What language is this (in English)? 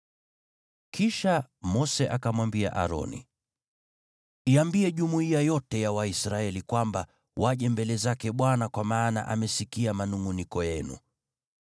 Swahili